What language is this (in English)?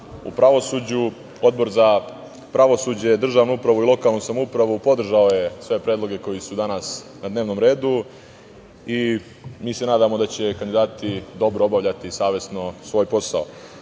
Serbian